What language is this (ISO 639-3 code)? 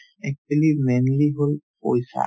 asm